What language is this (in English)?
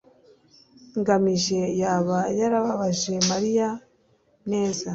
Kinyarwanda